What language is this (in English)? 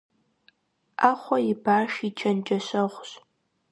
Kabardian